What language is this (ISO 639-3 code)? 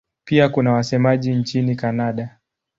swa